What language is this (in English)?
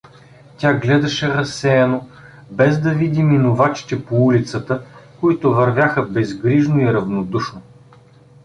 Bulgarian